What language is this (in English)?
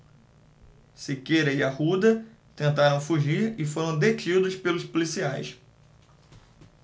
Portuguese